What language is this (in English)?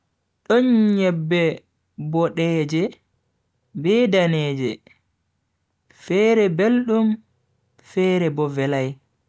Bagirmi Fulfulde